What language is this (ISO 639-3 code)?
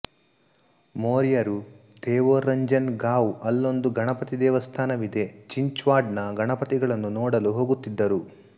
kan